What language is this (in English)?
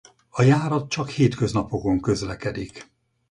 Hungarian